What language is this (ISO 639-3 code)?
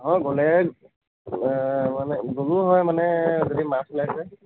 asm